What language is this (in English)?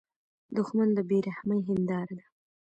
Pashto